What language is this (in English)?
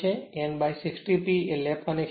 Gujarati